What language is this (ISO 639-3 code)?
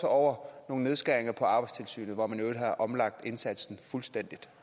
dan